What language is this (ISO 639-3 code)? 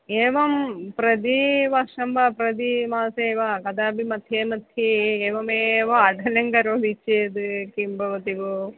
san